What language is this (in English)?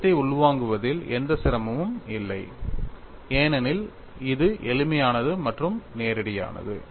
Tamil